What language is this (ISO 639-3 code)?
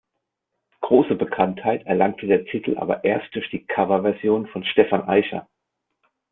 deu